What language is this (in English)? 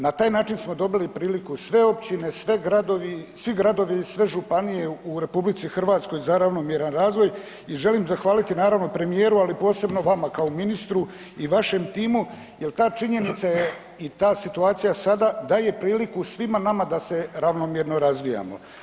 Croatian